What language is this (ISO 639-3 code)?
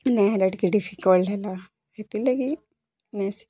ori